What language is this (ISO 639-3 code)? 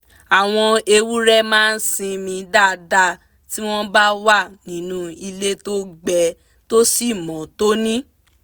yor